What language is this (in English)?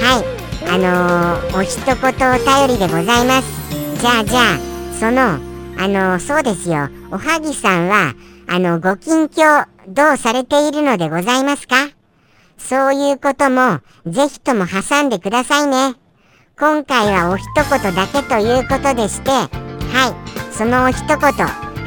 Japanese